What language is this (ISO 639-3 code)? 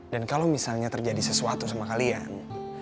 ind